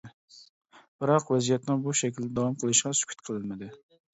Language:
Uyghur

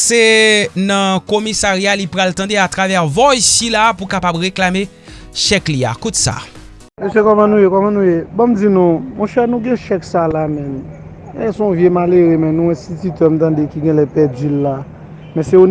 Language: French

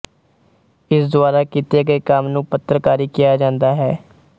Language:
Punjabi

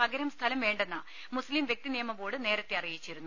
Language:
Malayalam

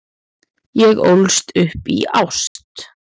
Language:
Icelandic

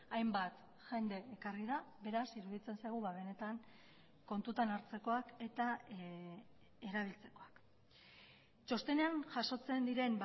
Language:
Basque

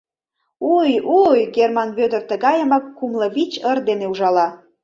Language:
Mari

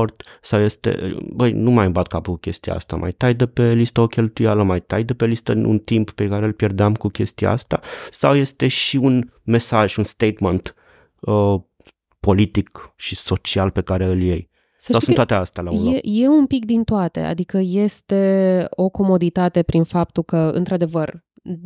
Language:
Romanian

